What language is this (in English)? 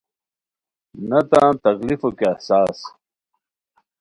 Khowar